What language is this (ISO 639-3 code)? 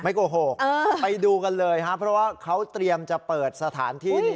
tha